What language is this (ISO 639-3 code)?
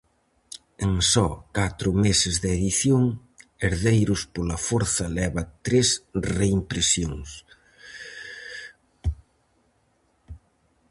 glg